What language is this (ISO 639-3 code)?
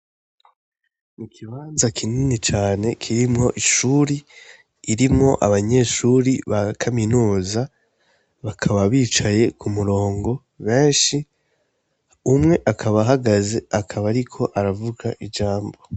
run